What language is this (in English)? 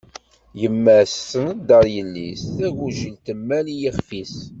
Kabyle